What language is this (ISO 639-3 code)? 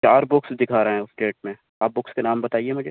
urd